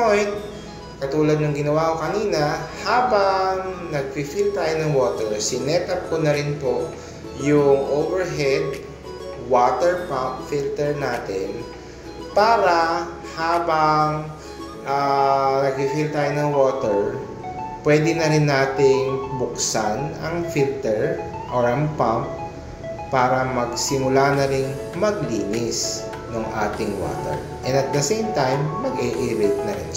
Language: Filipino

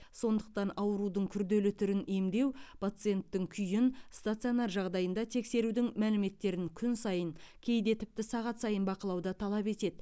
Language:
Kazakh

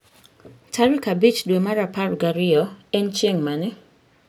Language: Luo (Kenya and Tanzania)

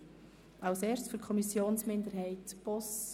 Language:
Swiss German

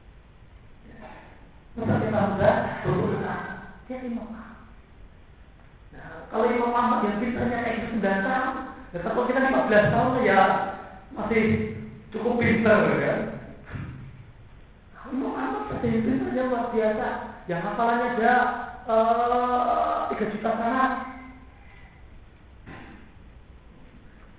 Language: Malay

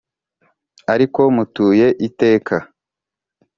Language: Kinyarwanda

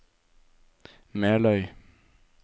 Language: Norwegian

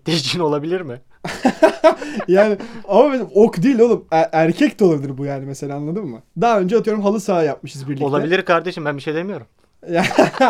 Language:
Turkish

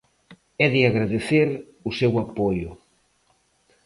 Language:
Galician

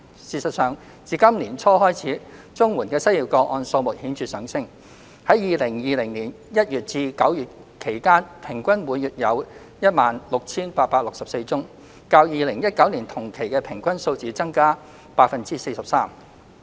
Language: Cantonese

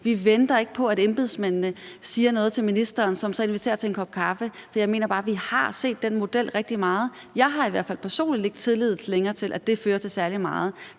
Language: Danish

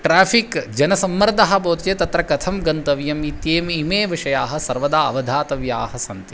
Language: Sanskrit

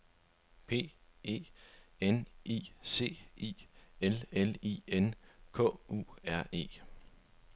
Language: Danish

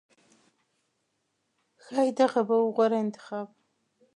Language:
Pashto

